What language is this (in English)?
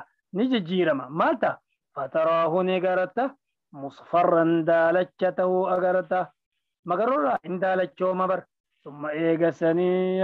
Arabic